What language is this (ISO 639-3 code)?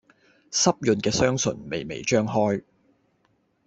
yue